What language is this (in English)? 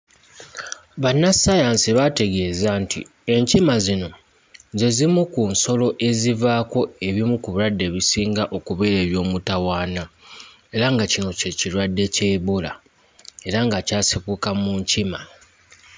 Ganda